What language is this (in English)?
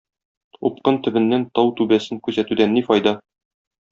Tatar